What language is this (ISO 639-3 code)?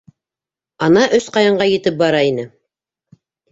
bak